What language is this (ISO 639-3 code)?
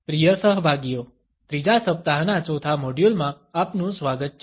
guj